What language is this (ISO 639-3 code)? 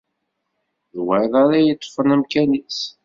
kab